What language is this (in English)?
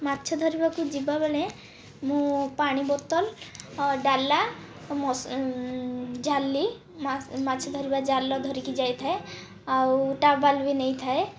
Odia